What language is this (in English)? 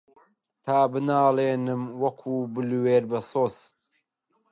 Central Kurdish